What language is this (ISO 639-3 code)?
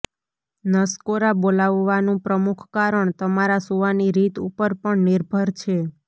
guj